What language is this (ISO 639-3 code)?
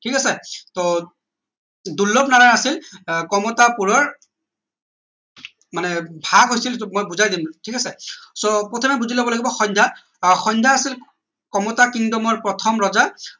asm